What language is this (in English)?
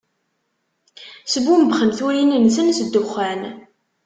Kabyle